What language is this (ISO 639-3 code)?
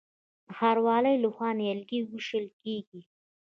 pus